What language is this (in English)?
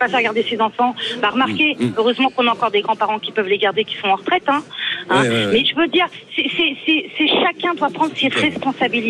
French